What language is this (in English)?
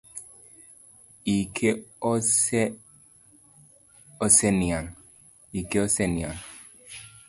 Luo (Kenya and Tanzania)